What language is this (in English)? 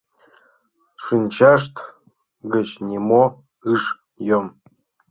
Mari